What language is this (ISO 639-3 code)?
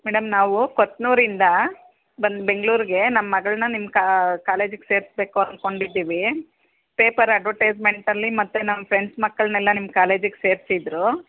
kan